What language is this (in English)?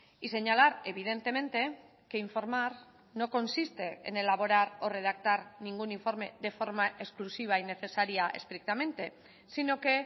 Spanish